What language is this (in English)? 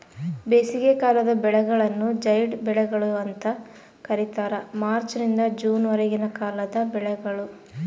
Kannada